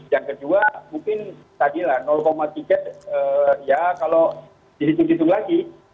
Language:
Indonesian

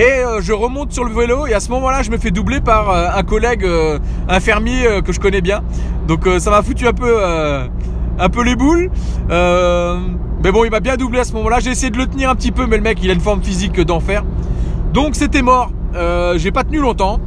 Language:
French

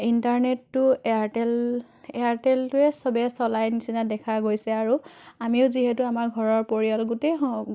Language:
Assamese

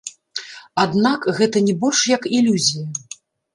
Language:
Belarusian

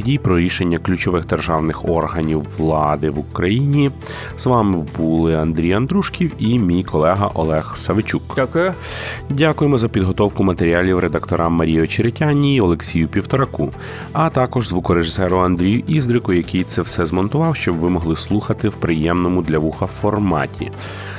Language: Ukrainian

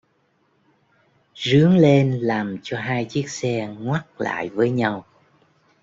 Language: Vietnamese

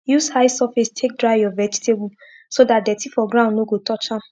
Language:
Nigerian Pidgin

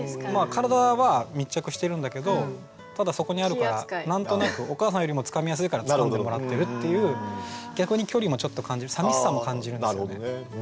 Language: Japanese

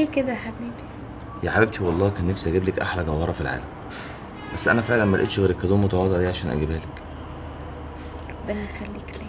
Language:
Arabic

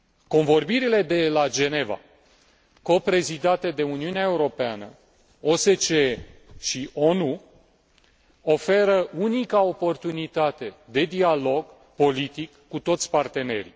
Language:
Romanian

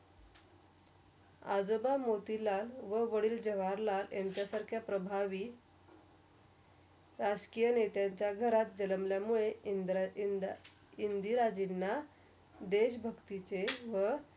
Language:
Marathi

